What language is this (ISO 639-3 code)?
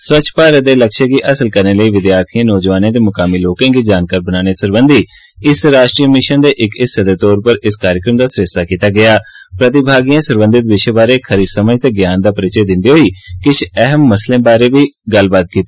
doi